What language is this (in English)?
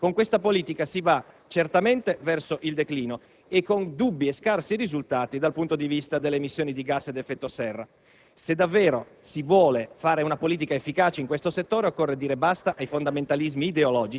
Italian